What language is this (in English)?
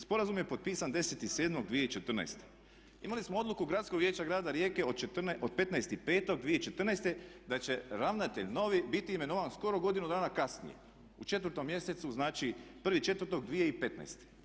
Croatian